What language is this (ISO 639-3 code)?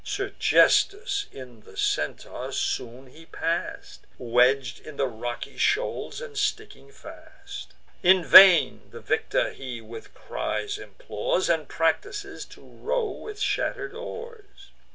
eng